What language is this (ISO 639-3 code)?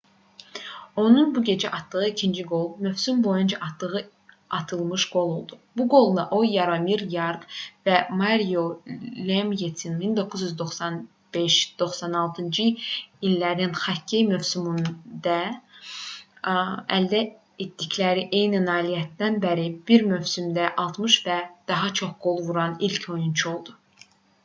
aze